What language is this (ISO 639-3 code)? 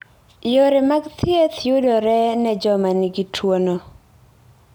luo